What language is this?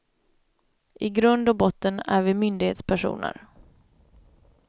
Swedish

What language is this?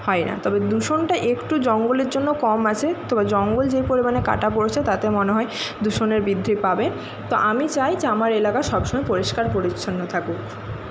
Bangla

